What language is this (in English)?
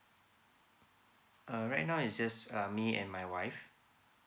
English